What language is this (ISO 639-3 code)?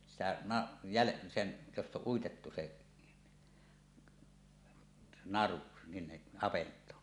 fin